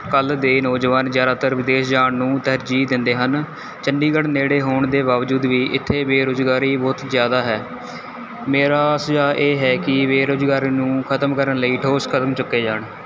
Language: Punjabi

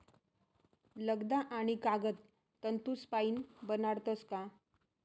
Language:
Marathi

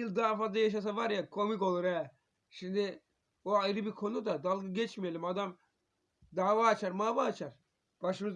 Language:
Turkish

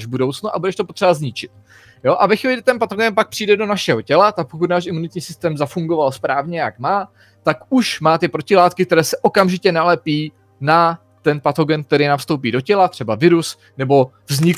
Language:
Czech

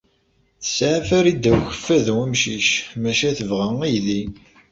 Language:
Kabyle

